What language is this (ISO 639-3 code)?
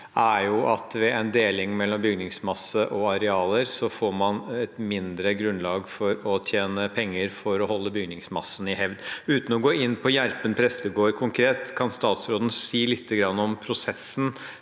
nor